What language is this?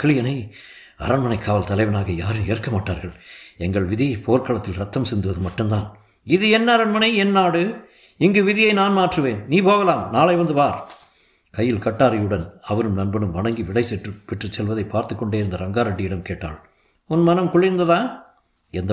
Tamil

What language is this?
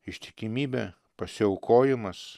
Lithuanian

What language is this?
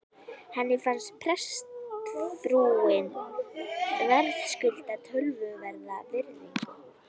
Icelandic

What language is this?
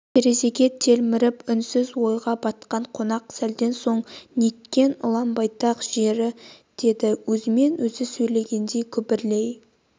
Kazakh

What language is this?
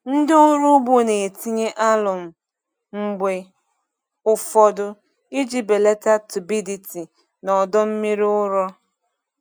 Igbo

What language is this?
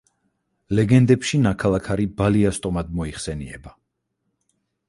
Georgian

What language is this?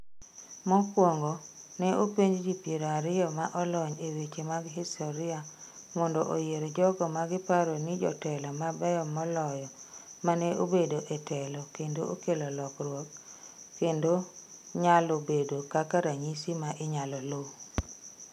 Luo (Kenya and Tanzania)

